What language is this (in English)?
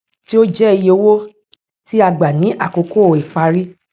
Yoruba